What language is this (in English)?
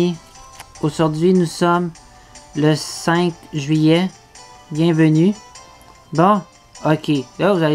French